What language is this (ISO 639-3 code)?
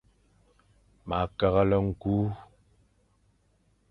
fan